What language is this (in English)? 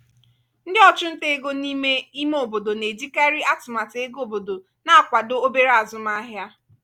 Igbo